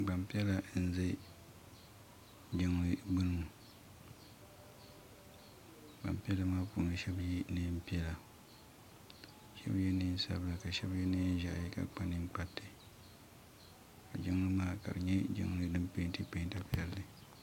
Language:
Dagbani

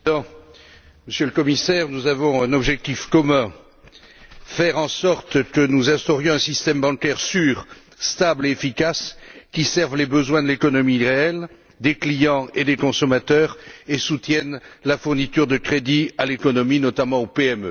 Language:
French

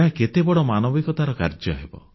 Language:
Odia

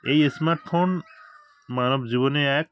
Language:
Bangla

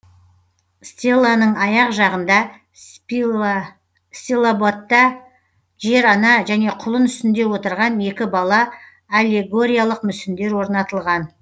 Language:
Kazakh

